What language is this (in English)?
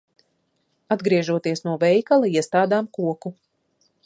Latvian